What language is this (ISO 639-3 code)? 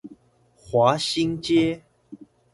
zho